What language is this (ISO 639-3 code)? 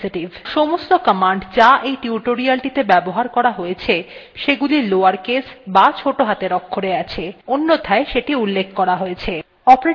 ben